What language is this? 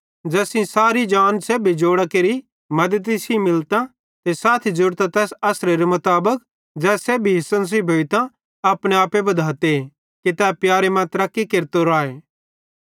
Bhadrawahi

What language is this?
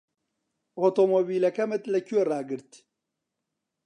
Central Kurdish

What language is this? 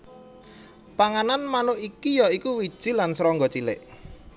Javanese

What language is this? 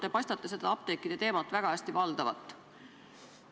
Estonian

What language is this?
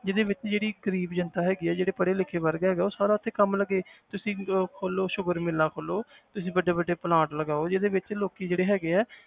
Punjabi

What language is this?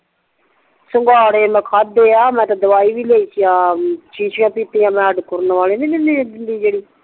Punjabi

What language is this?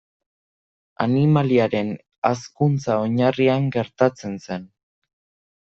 Basque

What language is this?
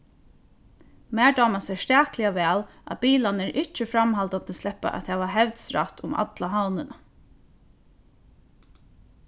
Faroese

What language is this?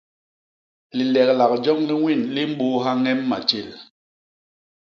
Basaa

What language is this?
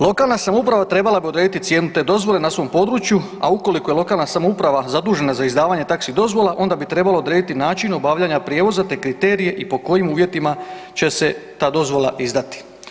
Croatian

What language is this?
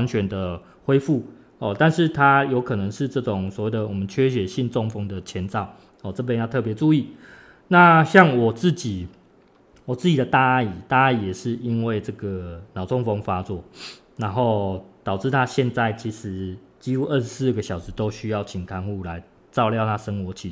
Chinese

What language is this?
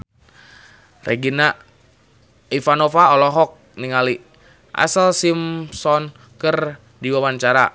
Sundanese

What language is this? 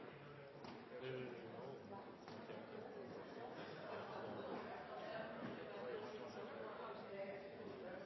Norwegian Nynorsk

